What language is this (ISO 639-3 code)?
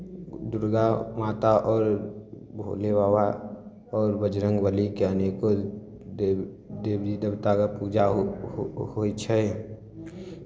mai